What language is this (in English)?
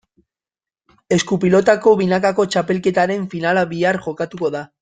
Basque